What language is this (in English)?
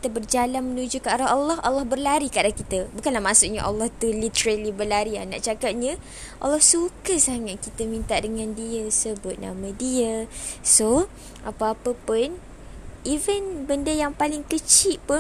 Malay